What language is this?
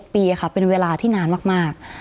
Thai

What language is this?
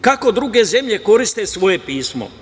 Serbian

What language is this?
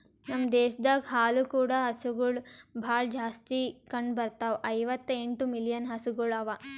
Kannada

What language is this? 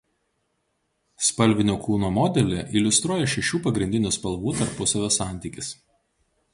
Lithuanian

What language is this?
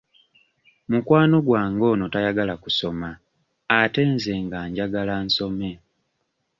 Ganda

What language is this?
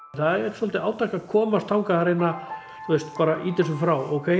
Icelandic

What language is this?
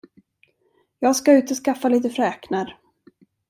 Swedish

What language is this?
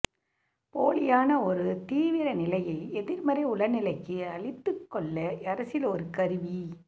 Tamil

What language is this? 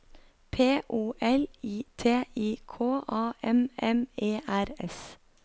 Norwegian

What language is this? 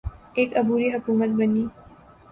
Urdu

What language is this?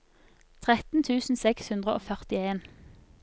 Norwegian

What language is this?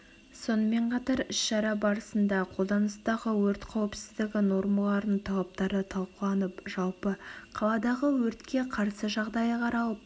Kazakh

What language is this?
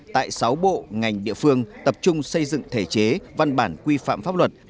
Vietnamese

